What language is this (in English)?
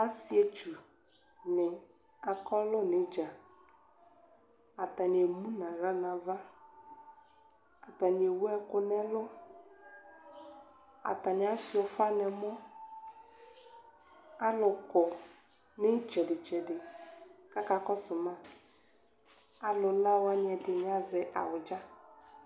Ikposo